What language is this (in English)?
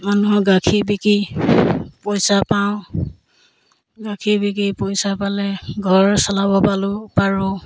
Assamese